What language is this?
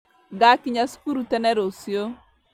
Kikuyu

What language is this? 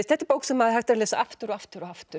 Icelandic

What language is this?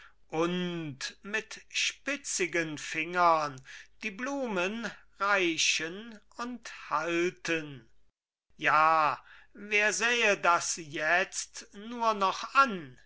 German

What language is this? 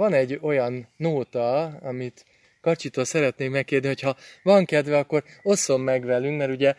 Hungarian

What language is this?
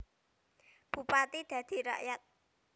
Javanese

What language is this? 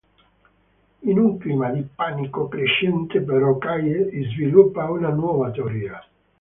Italian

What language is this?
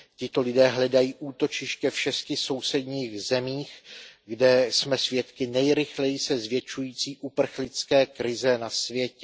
Czech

